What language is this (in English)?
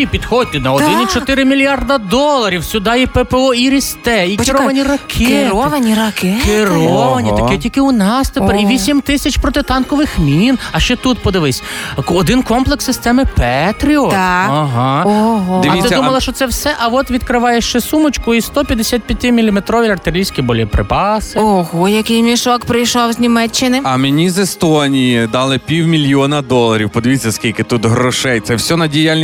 Ukrainian